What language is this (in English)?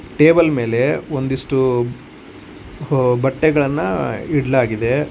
Kannada